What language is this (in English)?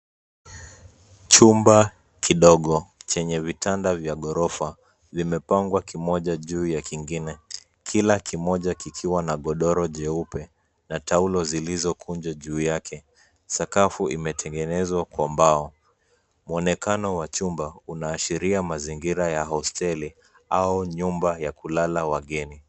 Swahili